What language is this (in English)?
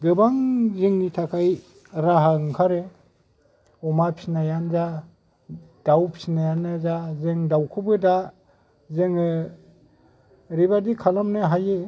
Bodo